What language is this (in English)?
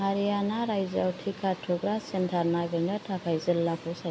Bodo